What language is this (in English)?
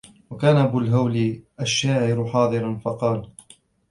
Arabic